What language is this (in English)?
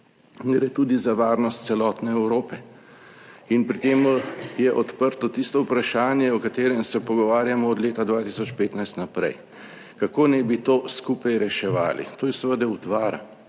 Slovenian